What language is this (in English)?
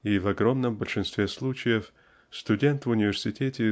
Russian